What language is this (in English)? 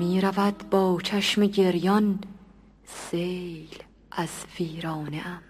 Persian